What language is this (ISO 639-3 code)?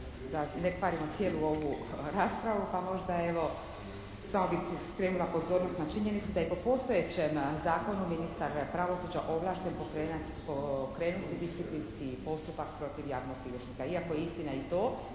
hrv